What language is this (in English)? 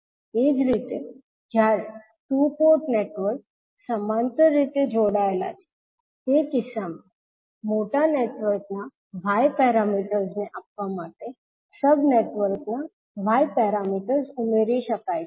Gujarati